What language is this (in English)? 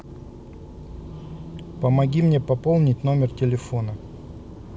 Russian